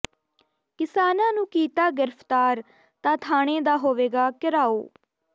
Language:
Punjabi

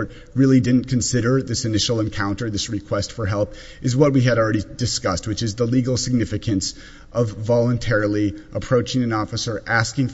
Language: English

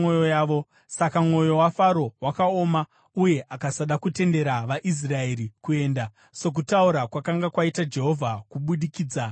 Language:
Shona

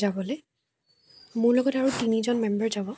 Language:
Assamese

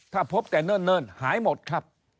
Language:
Thai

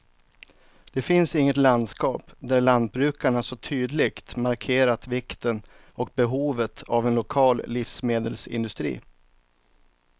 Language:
Swedish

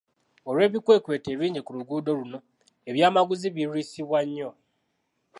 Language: Ganda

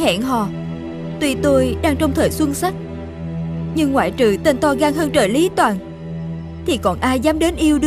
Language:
Vietnamese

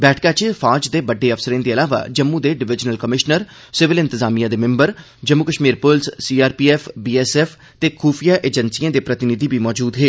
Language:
Dogri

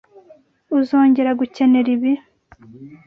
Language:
Kinyarwanda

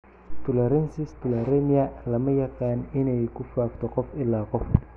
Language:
Somali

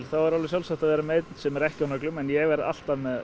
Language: Icelandic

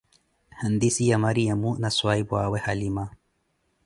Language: Koti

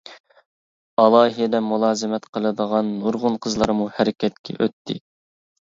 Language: Uyghur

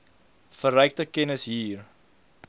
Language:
Afrikaans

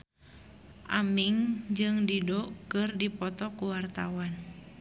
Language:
Sundanese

